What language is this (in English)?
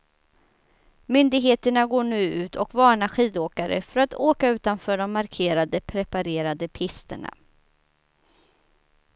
Swedish